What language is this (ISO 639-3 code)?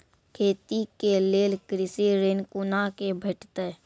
mai